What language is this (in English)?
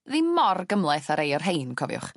Welsh